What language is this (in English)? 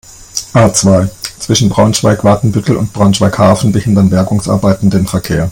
German